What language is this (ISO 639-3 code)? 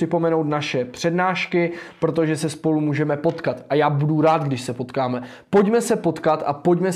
ces